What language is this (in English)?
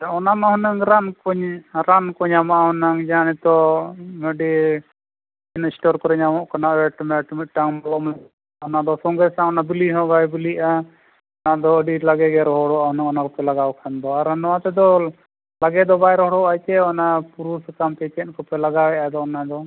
Santali